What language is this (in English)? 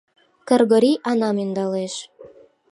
Mari